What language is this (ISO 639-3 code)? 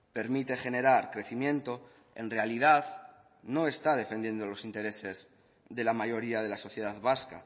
spa